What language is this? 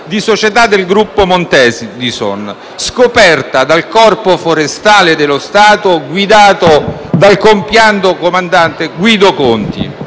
Italian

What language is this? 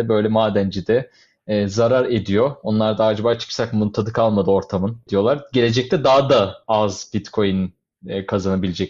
Turkish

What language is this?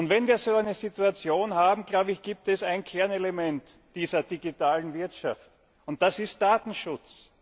German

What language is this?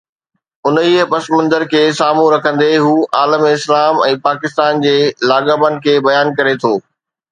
Sindhi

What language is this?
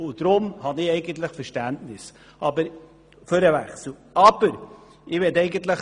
Swiss German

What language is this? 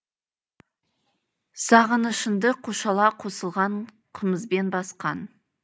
Kazakh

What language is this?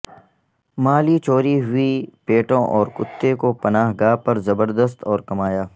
Urdu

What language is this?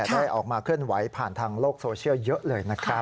Thai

